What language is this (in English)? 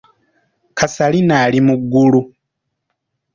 Ganda